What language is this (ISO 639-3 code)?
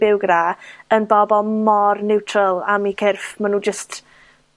cym